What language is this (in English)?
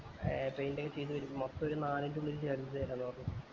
Malayalam